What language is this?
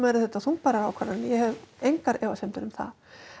Icelandic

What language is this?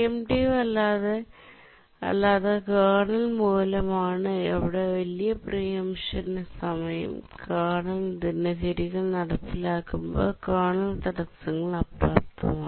Malayalam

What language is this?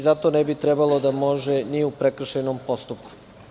Serbian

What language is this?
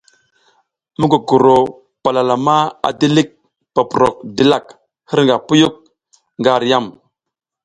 South Giziga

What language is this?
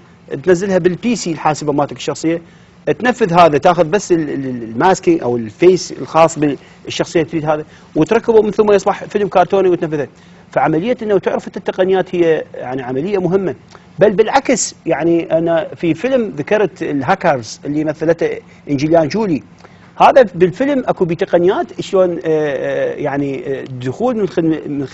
Arabic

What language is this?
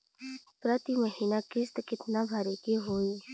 Bhojpuri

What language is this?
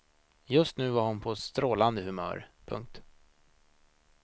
Swedish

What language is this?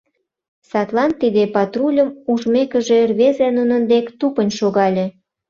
Mari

